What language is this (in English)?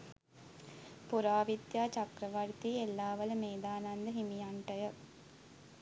Sinhala